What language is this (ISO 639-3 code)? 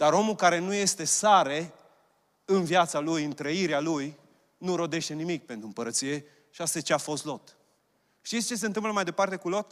ron